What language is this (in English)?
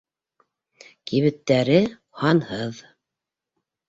Bashkir